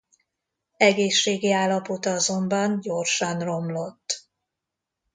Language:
Hungarian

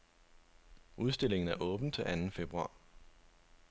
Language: Danish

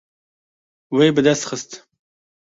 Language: Kurdish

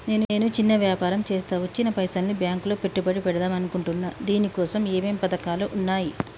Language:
Telugu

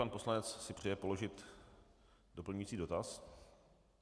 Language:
Czech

